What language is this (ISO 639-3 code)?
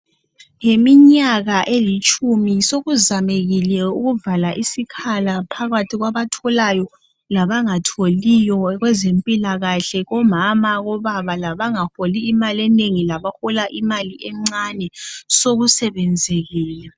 nde